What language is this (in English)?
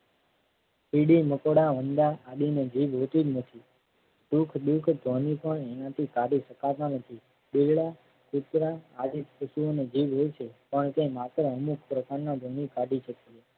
Gujarati